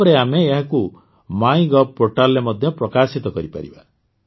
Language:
Odia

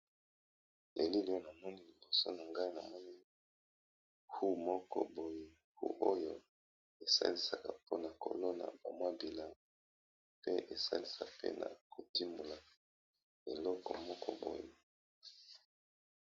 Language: Lingala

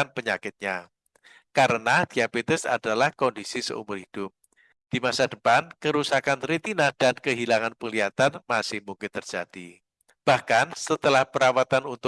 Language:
Indonesian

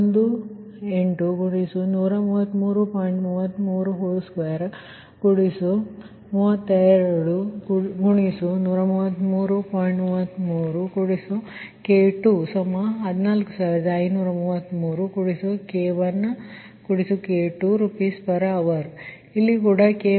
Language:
Kannada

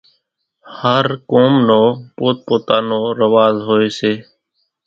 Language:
Kachi Koli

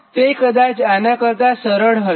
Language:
Gujarati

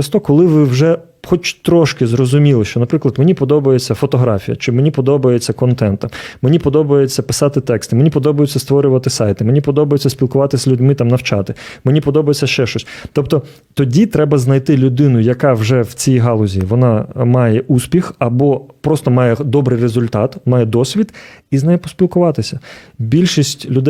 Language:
Ukrainian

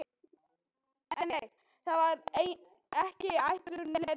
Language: Icelandic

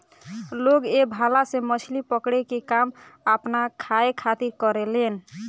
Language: Bhojpuri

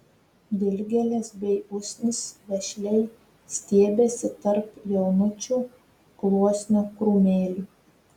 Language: Lithuanian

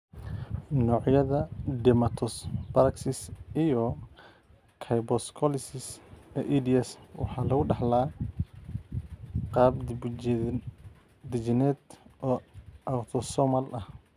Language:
Somali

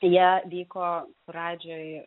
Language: Lithuanian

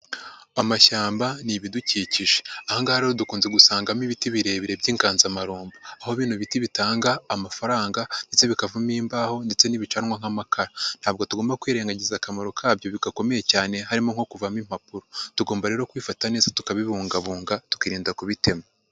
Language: Kinyarwanda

